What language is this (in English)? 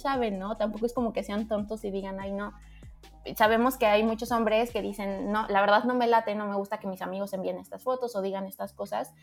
Spanish